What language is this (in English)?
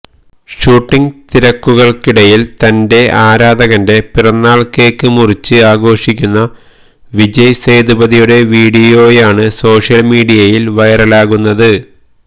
Malayalam